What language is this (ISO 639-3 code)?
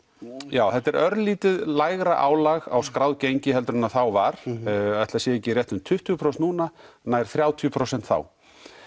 isl